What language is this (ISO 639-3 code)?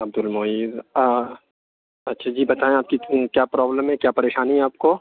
urd